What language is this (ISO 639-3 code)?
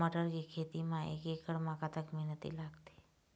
hne